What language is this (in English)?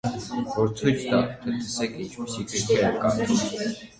Armenian